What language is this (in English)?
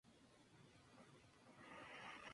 Spanish